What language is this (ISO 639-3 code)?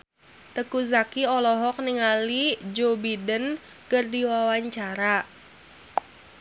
sun